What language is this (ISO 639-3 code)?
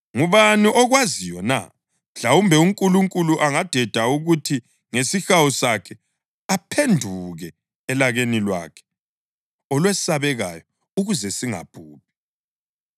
nde